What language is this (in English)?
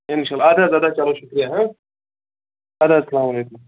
Kashmiri